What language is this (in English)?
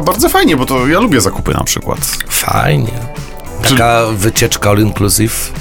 Polish